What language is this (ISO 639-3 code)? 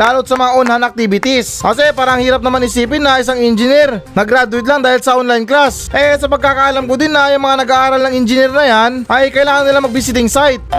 fil